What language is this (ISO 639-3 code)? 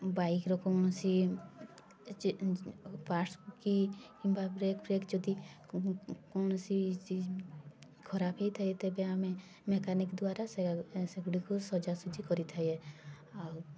ori